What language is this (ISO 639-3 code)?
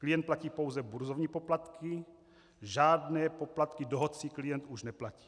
ces